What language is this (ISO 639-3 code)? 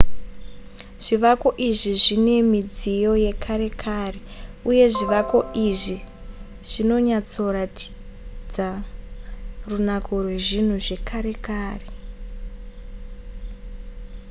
sna